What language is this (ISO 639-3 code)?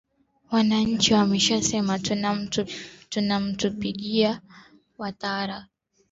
swa